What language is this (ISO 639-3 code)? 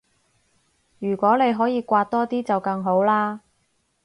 yue